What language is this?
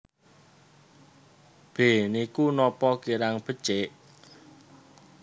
Javanese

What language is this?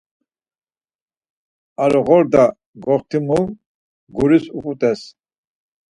Laz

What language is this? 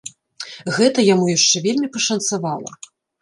Belarusian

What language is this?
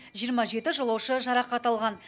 Kazakh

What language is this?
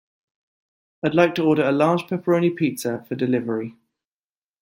English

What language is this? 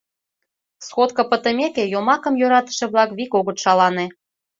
Mari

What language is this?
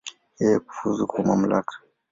Swahili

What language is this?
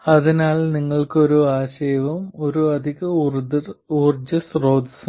Malayalam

